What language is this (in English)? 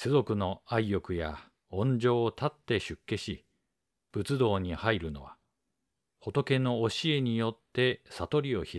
Japanese